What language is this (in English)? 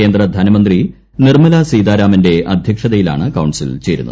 Malayalam